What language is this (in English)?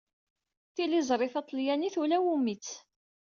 Kabyle